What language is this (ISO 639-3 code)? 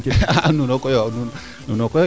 srr